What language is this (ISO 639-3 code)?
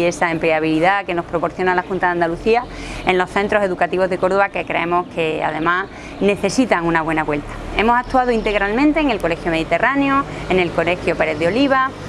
spa